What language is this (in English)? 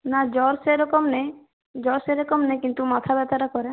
Bangla